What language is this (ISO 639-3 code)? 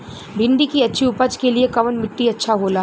bho